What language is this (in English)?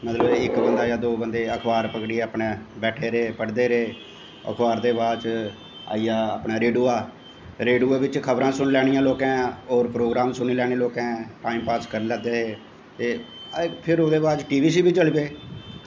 Dogri